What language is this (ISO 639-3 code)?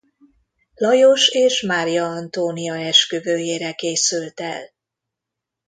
hun